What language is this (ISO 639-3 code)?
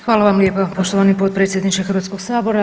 hrv